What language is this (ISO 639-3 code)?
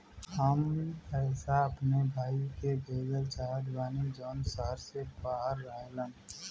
bho